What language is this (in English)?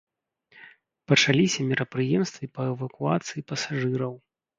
Belarusian